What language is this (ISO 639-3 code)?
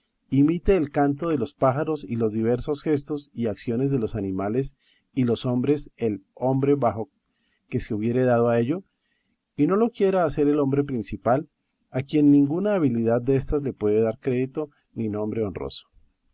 spa